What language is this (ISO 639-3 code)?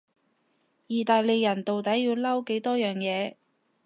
yue